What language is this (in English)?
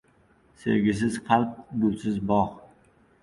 Uzbek